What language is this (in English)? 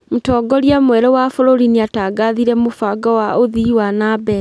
Kikuyu